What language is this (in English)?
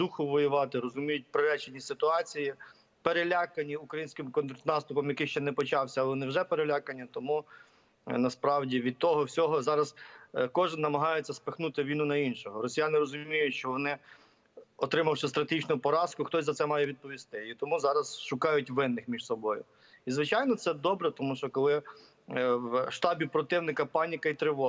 Ukrainian